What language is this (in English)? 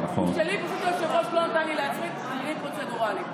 Hebrew